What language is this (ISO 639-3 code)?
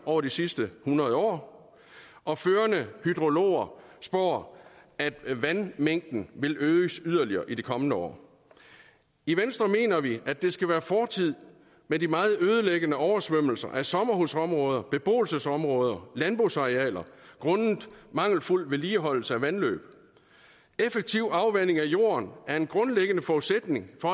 dan